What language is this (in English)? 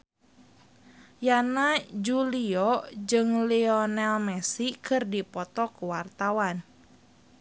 Sundanese